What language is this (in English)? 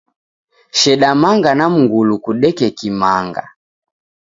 Taita